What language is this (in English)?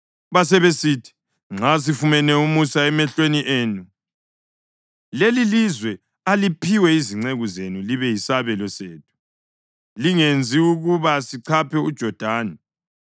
North Ndebele